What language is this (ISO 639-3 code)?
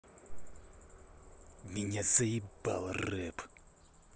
rus